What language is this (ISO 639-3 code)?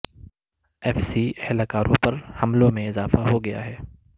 urd